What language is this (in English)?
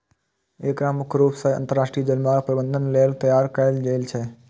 Maithili